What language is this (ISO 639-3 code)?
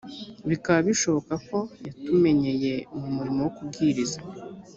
kin